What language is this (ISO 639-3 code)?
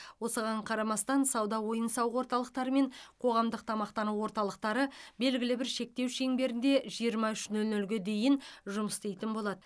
kaz